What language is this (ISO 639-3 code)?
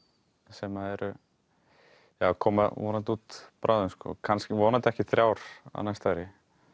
isl